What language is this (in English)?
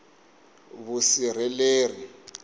Tsonga